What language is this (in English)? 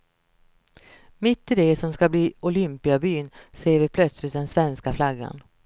Swedish